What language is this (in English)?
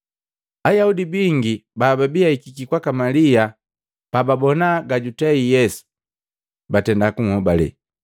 Matengo